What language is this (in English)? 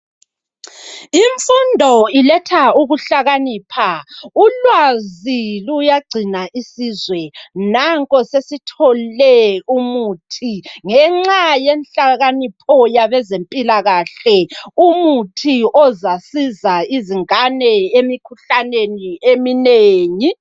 North Ndebele